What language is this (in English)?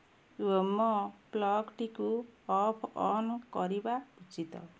Odia